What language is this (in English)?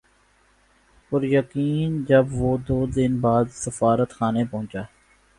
Urdu